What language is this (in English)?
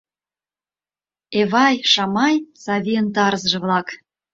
Mari